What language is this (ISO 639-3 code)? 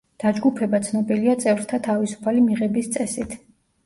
kat